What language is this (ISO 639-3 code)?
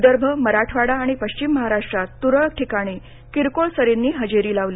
mar